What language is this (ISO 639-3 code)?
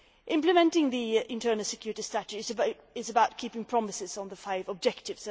eng